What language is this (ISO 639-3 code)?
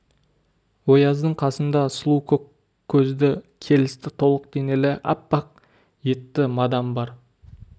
kaz